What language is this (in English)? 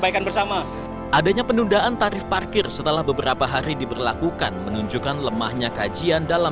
Indonesian